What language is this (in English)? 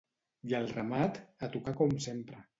Catalan